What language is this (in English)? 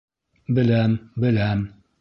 Bashkir